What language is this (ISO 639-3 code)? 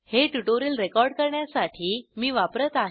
mar